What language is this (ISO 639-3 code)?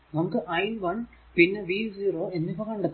mal